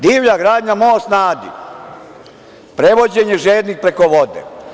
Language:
Serbian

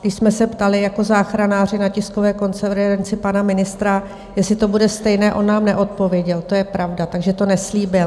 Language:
Czech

